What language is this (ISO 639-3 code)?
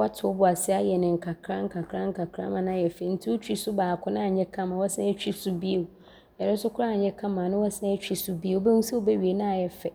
abr